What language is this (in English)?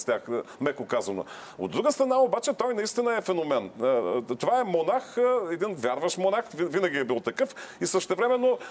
Bulgarian